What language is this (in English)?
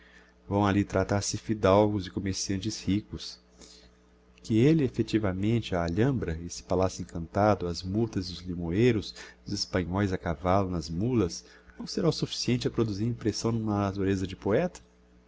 Portuguese